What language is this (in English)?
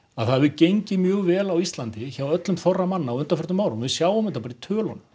Icelandic